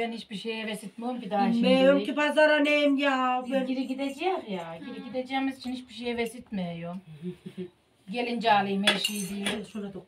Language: Turkish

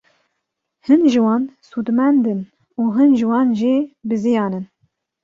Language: Kurdish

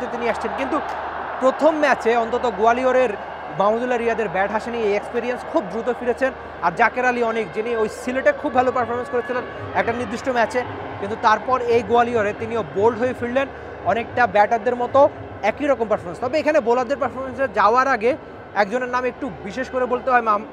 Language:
Bangla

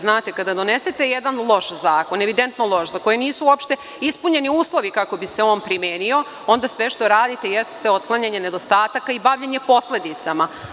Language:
Serbian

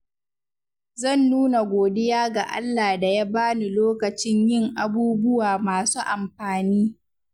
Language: Hausa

